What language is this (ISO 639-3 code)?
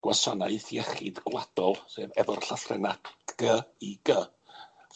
cym